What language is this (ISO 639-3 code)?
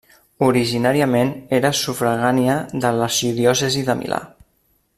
cat